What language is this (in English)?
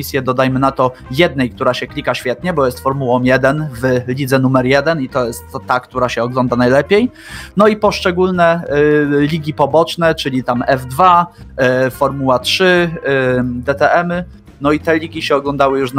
Polish